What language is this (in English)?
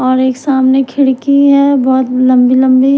Hindi